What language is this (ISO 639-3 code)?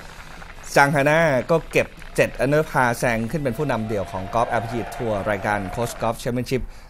tha